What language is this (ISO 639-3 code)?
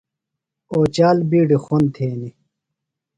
phl